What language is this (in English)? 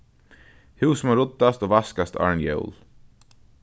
Faroese